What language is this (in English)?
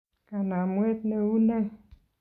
Kalenjin